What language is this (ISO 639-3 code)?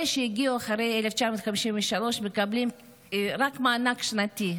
heb